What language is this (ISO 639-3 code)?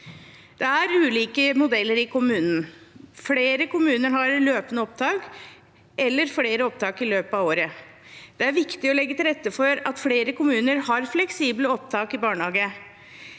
nor